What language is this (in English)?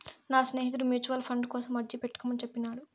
Telugu